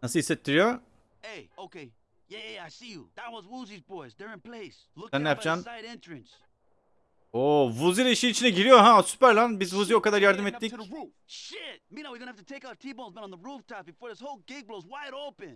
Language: Turkish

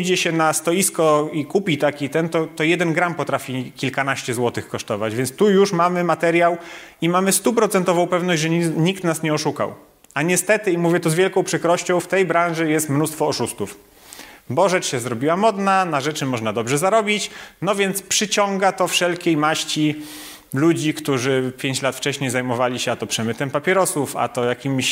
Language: Polish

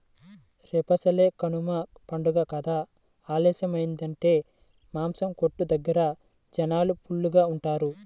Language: Telugu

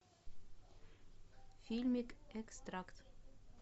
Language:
Russian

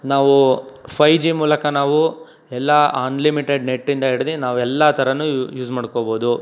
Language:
Kannada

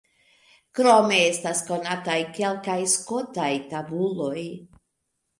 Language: Esperanto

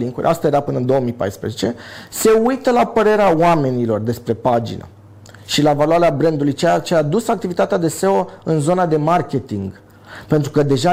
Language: Romanian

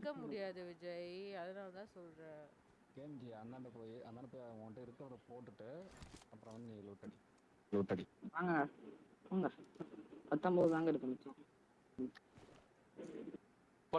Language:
Hindi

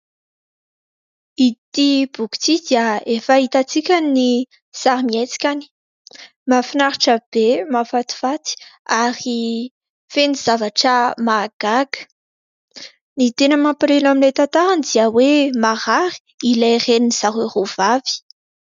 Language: Malagasy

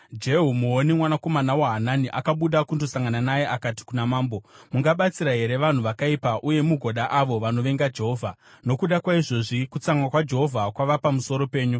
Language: Shona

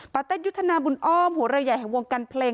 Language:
Thai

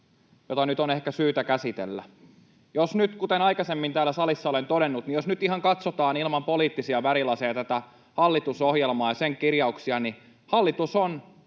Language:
Finnish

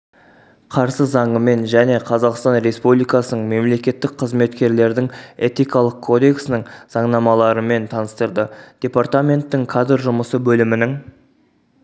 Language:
Kazakh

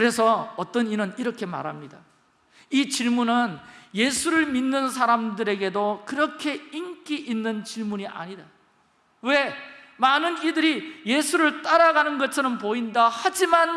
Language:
Korean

